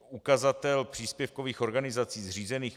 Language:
Czech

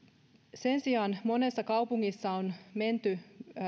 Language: Finnish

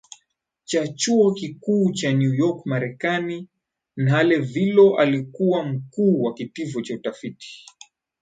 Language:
Swahili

